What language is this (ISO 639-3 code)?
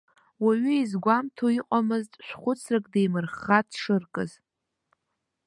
abk